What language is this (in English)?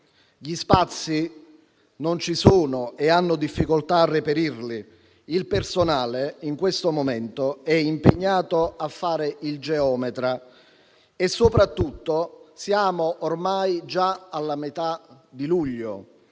Italian